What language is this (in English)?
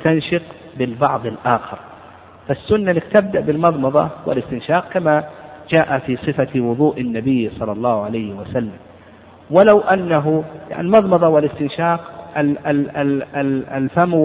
Arabic